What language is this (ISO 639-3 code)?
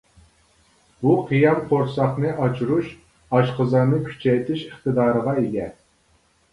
uig